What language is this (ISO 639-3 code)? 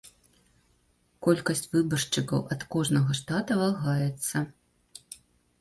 bel